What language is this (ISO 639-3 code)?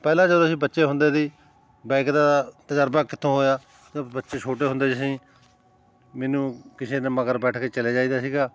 pan